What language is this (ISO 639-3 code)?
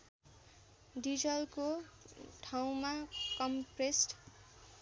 nep